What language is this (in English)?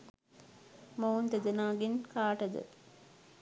Sinhala